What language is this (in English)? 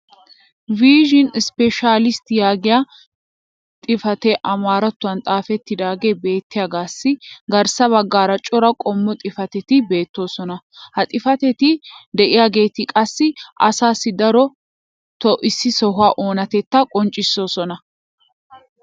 Wolaytta